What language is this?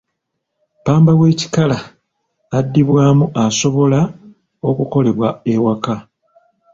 Ganda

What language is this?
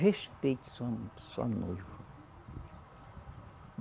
Portuguese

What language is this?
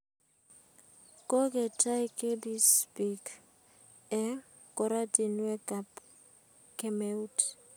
Kalenjin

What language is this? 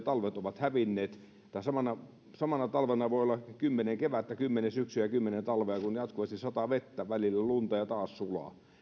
Finnish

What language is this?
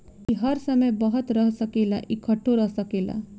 Bhojpuri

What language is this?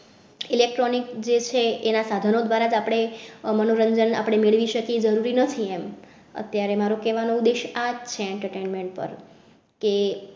Gujarati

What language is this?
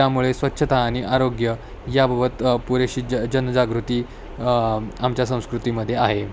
Marathi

